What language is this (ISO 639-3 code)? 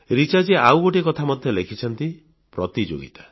ori